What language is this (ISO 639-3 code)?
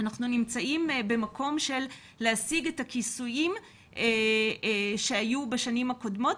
heb